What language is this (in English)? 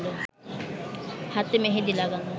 Bangla